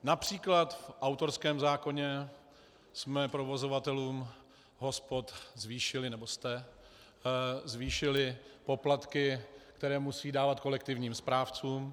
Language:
Czech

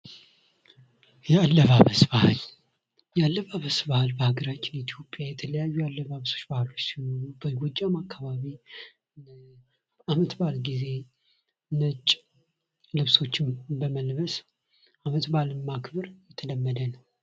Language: Amharic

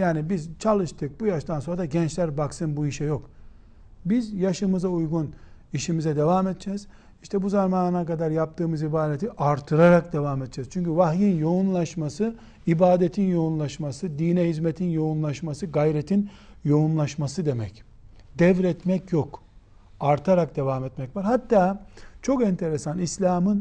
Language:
Turkish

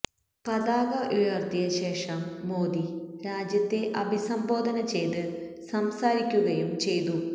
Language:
Malayalam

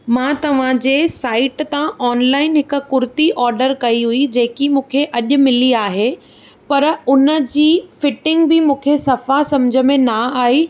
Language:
Sindhi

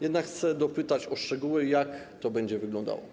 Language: Polish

